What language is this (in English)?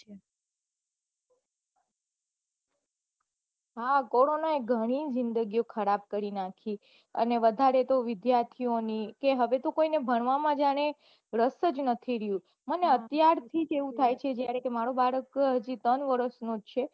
Gujarati